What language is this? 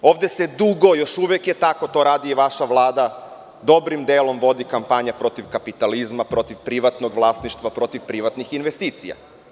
Serbian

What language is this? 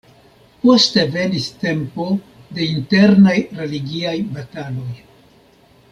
Esperanto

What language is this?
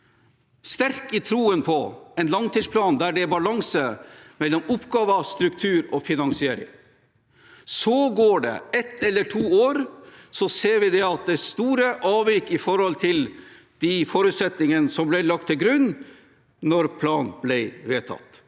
Norwegian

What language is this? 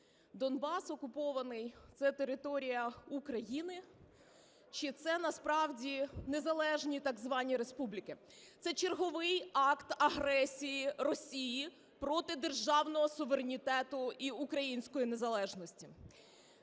Ukrainian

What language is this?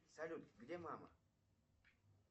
Russian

